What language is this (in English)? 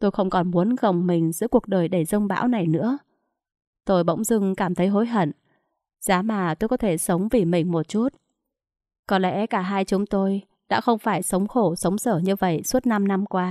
Vietnamese